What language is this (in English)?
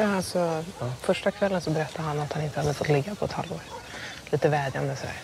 Swedish